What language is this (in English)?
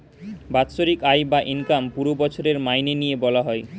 Bangla